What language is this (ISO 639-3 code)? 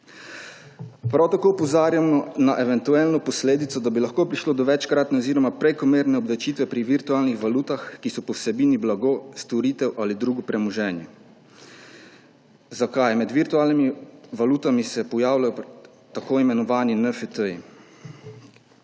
slv